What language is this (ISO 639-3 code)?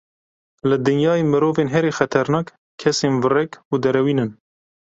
kur